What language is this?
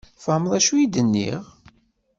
Kabyle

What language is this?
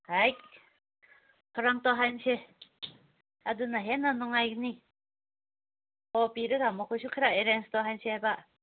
Manipuri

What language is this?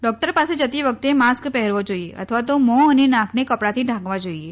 Gujarati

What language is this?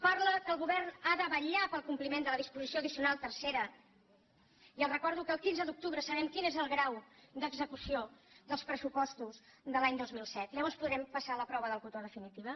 Catalan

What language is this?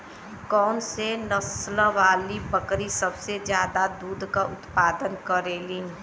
Bhojpuri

